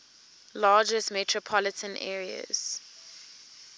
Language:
English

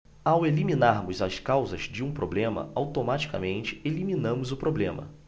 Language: Portuguese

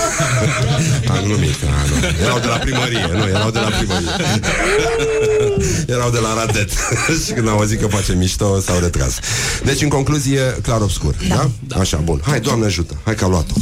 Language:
Romanian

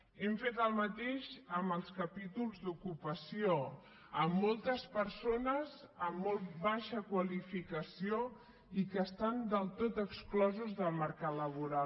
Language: Catalan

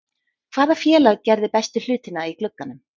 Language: Icelandic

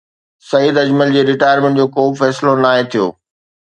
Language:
Sindhi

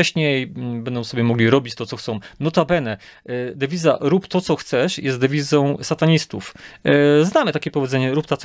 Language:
Polish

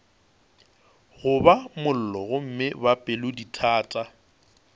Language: Northern Sotho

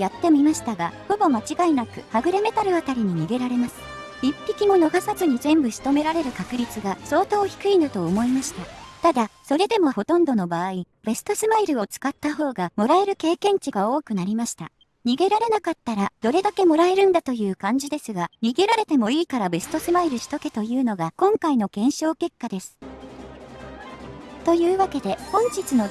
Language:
Japanese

